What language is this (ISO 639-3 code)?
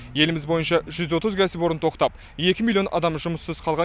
kaz